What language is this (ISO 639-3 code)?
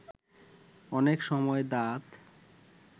ben